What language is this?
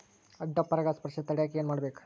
Kannada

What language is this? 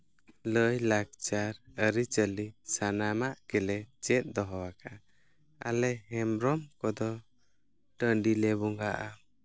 Santali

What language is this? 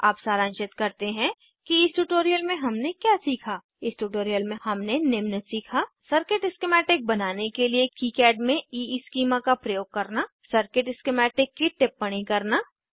Hindi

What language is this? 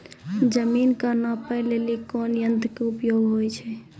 Maithili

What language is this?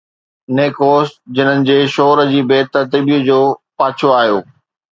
Sindhi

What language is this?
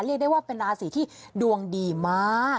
Thai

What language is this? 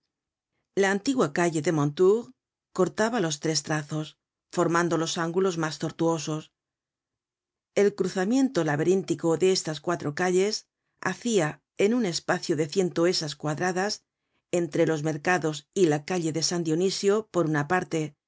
Spanish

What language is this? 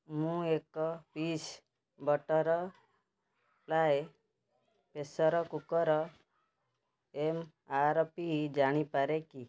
Odia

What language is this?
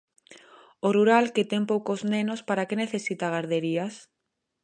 Galician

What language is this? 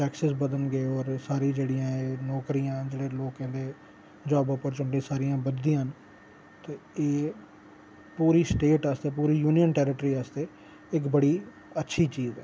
Dogri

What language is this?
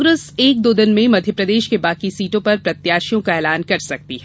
Hindi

